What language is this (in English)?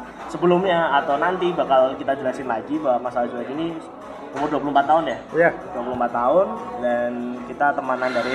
Indonesian